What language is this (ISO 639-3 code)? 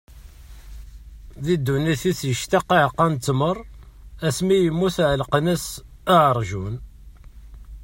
kab